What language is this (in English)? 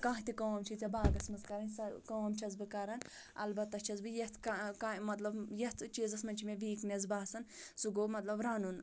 Kashmiri